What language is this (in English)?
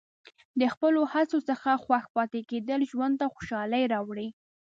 Pashto